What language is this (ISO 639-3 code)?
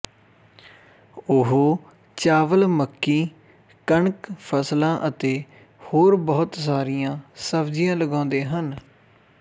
pan